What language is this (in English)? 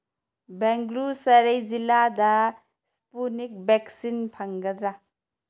Manipuri